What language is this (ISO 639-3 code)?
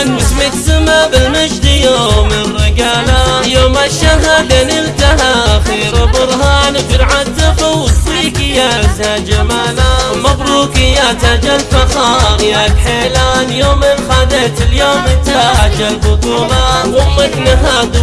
ara